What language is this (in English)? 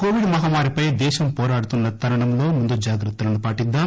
Telugu